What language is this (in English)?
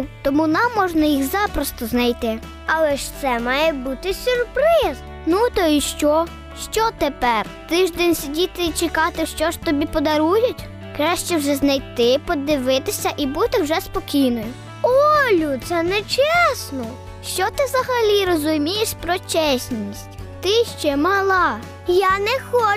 Ukrainian